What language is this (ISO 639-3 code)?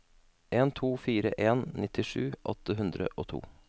nor